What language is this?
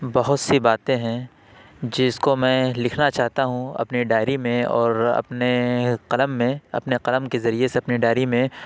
Urdu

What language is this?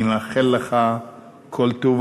Hebrew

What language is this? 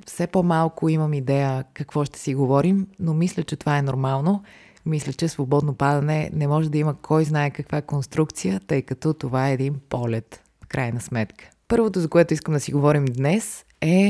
Bulgarian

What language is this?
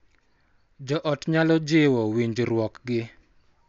Luo (Kenya and Tanzania)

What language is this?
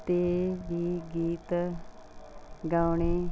Punjabi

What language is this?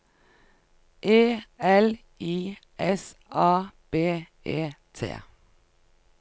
Norwegian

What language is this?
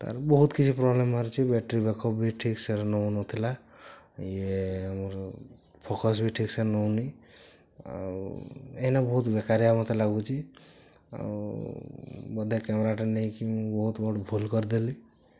Odia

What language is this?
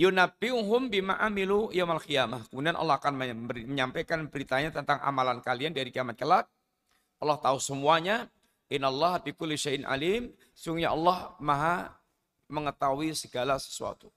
Indonesian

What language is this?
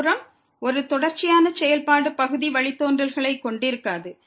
Tamil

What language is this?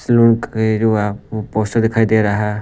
Hindi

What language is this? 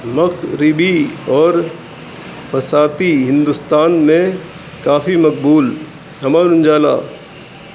Urdu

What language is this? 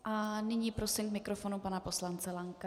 Czech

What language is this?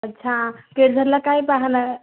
Marathi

